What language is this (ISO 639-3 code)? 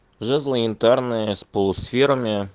rus